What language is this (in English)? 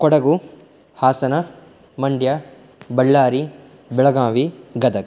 Sanskrit